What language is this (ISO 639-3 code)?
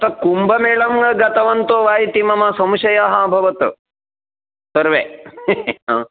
san